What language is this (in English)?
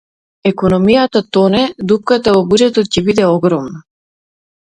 Macedonian